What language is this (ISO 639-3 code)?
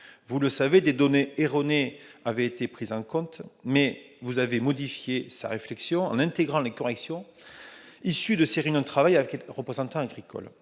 fra